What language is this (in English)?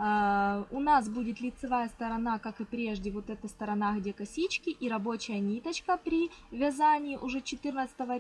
Russian